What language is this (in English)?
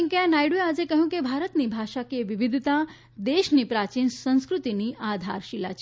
Gujarati